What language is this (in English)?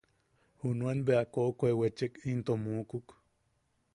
Yaqui